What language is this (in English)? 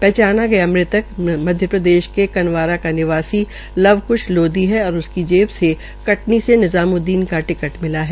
Hindi